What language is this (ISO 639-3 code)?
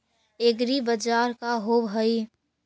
mag